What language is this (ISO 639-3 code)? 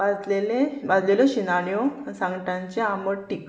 kok